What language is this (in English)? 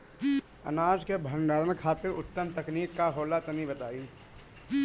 Bhojpuri